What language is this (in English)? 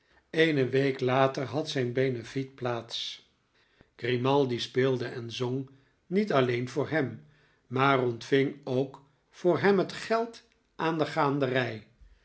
Dutch